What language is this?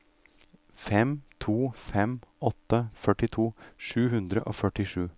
Norwegian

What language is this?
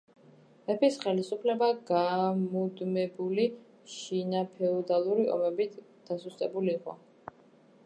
Georgian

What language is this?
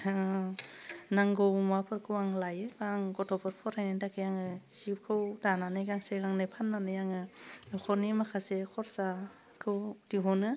Bodo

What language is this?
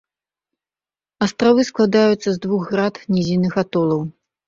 Belarusian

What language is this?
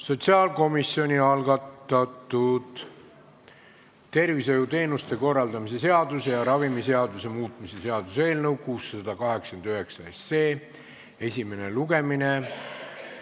Estonian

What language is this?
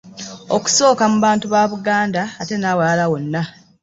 Ganda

